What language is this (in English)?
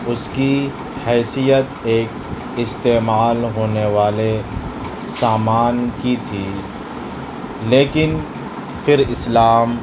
Urdu